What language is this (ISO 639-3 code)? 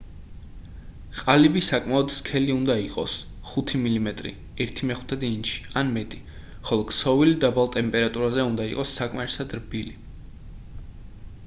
kat